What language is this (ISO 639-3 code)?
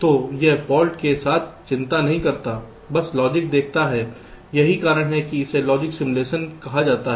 hin